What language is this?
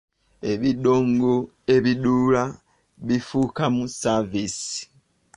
Ganda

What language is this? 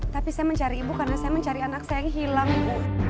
Indonesian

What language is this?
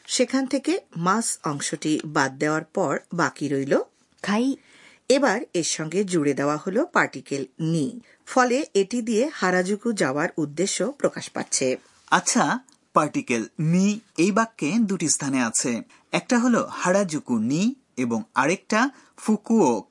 Bangla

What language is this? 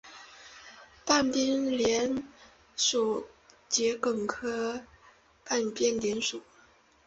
Chinese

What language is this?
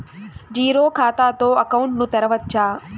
Telugu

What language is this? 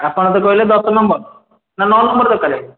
Odia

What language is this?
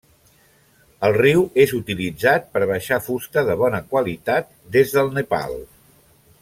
Catalan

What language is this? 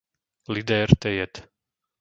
Slovak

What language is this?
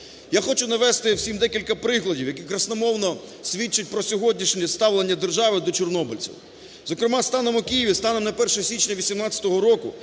Ukrainian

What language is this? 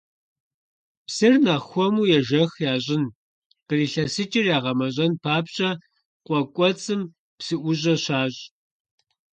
Kabardian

